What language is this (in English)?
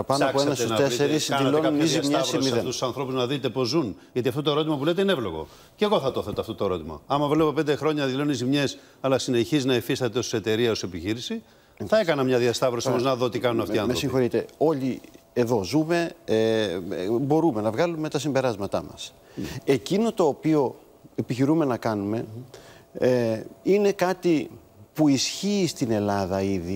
Greek